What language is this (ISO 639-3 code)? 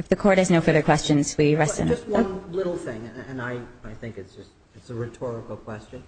eng